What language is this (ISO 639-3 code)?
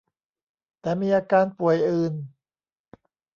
tha